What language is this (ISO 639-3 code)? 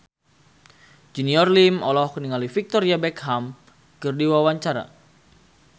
sun